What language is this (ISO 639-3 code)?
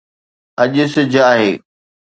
snd